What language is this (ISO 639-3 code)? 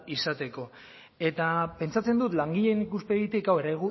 eus